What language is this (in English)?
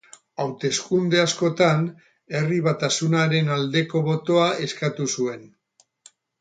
Basque